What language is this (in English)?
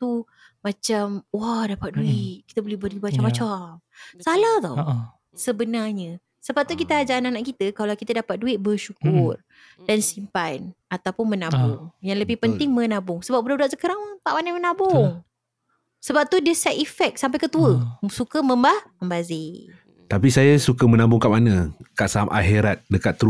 Malay